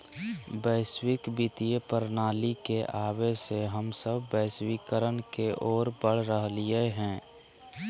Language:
Magahi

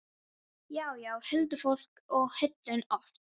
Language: Icelandic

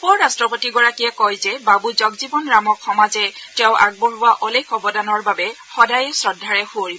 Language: Assamese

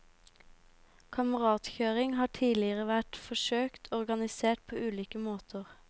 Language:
Norwegian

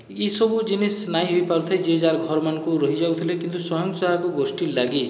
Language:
Odia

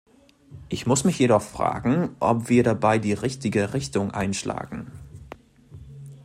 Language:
German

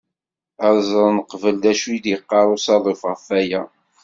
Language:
Kabyle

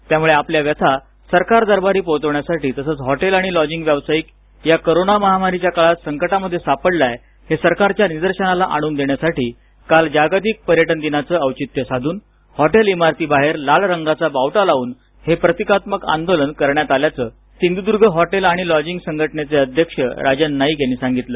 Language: Marathi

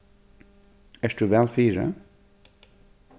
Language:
Faroese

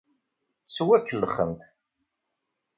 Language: Kabyle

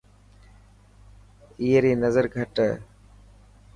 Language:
Dhatki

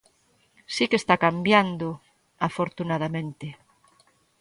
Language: Galician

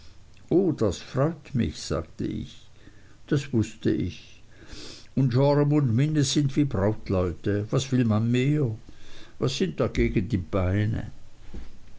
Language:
German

